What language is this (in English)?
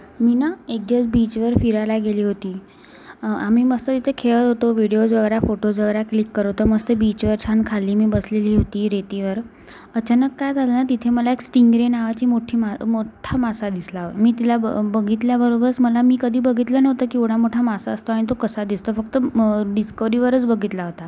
Marathi